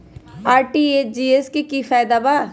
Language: Magahi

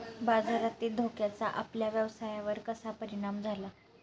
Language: Marathi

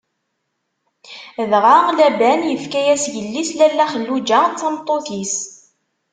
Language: Kabyle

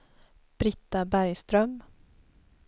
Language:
Swedish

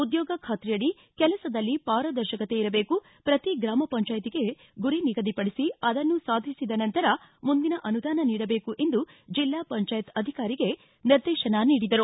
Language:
Kannada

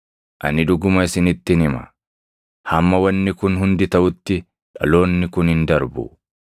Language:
Oromo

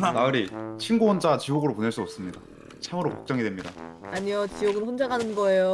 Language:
Korean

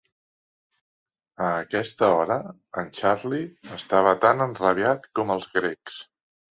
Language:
Catalan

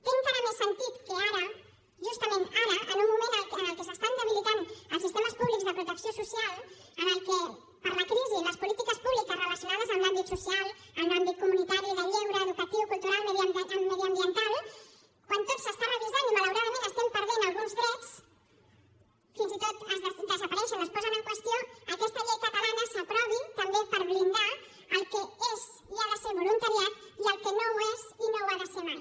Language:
Catalan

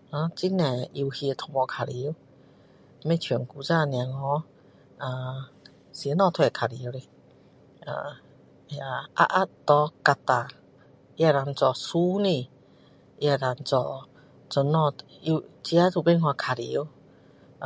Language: Min Dong Chinese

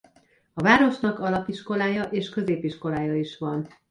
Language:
Hungarian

